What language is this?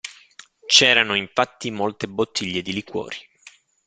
Italian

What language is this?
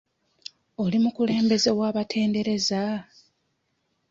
Ganda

